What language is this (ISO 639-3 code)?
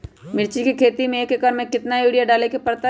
mag